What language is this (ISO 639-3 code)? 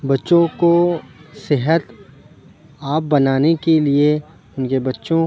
urd